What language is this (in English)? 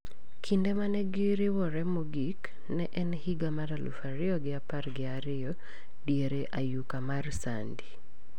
Luo (Kenya and Tanzania)